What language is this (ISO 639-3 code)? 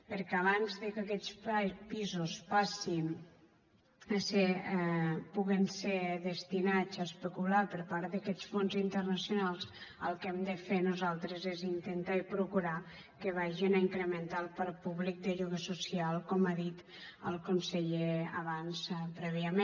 cat